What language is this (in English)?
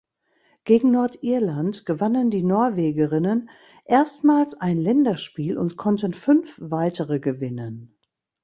German